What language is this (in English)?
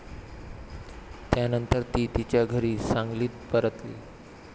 Marathi